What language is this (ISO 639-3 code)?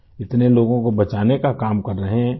urd